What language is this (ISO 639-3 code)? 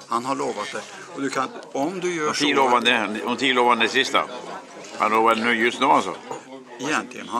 swe